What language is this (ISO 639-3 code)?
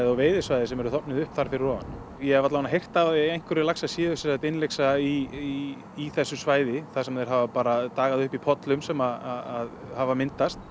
isl